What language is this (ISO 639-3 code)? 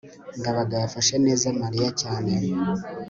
kin